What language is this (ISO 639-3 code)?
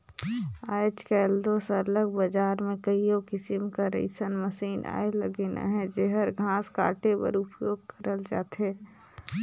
hne